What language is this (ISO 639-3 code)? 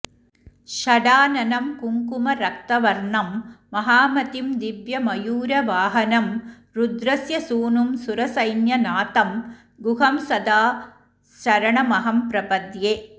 san